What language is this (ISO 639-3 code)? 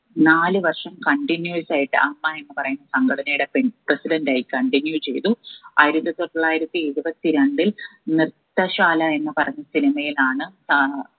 mal